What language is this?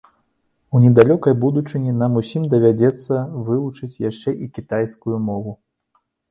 Belarusian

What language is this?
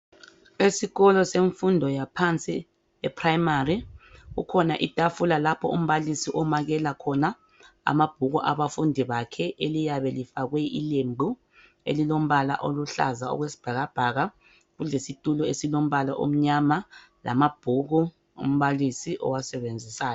North Ndebele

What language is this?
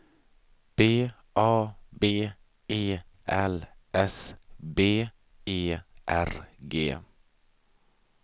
Swedish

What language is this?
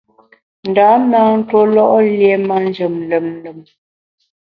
Bamun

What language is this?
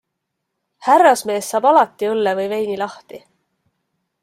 Estonian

